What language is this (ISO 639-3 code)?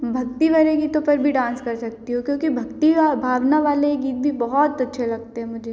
hin